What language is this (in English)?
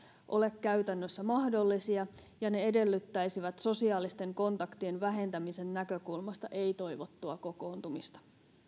Finnish